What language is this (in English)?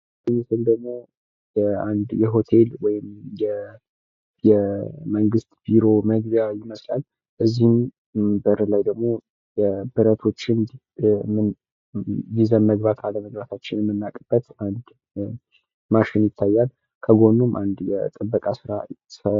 Amharic